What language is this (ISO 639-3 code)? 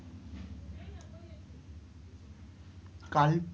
ben